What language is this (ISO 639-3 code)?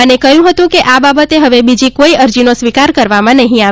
guj